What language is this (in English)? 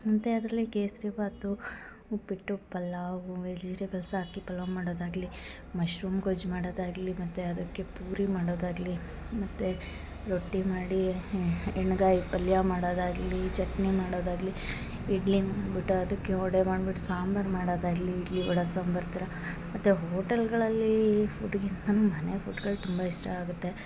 Kannada